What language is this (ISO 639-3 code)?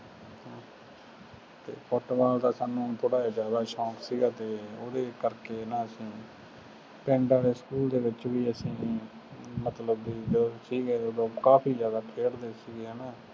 pan